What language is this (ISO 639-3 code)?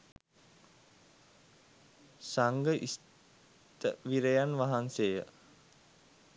sin